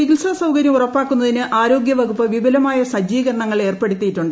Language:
Malayalam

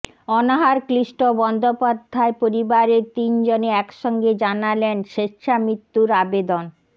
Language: Bangla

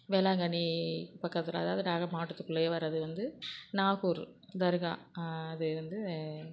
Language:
Tamil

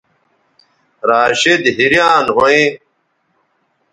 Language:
Bateri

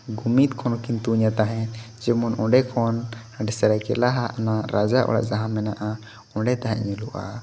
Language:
Santali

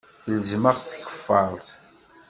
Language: Kabyle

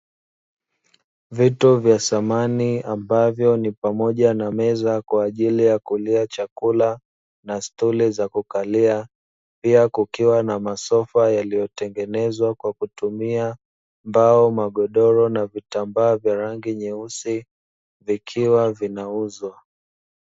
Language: Swahili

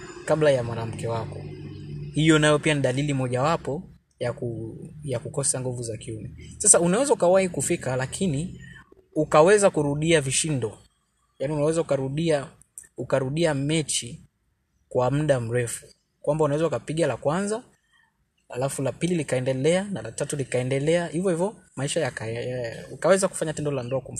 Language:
Swahili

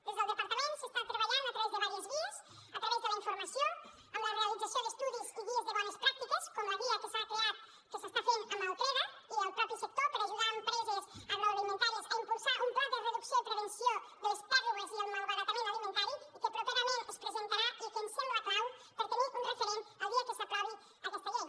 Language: Catalan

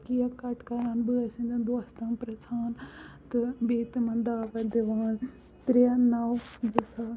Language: Kashmiri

